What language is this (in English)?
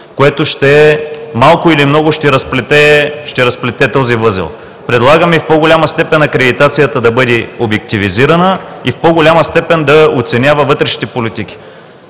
Bulgarian